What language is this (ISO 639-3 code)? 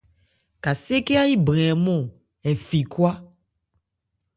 ebr